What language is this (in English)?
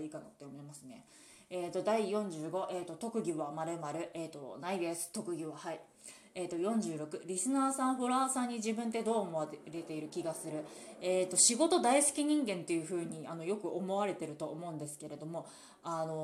Japanese